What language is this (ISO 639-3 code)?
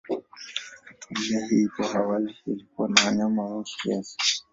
swa